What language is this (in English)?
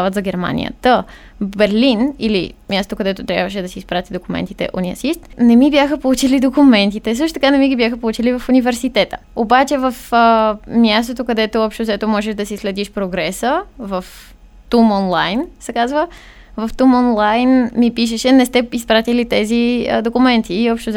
Bulgarian